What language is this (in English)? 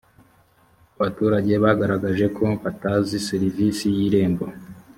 Kinyarwanda